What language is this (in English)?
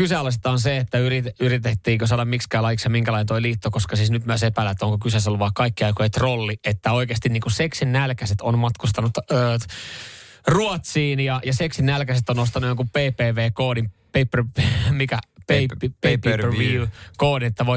Finnish